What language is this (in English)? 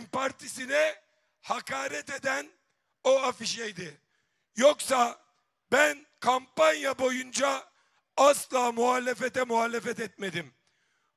Turkish